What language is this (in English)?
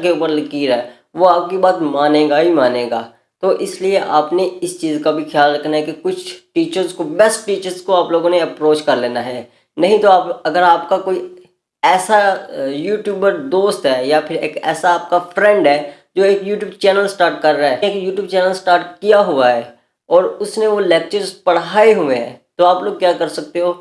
Hindi